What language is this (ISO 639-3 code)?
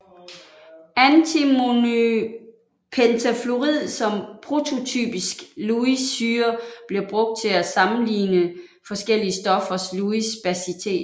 dan